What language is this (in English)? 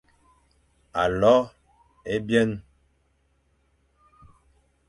Fang